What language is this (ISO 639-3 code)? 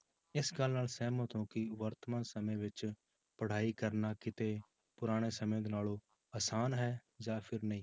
pan